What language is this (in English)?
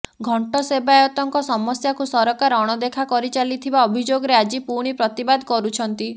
Odia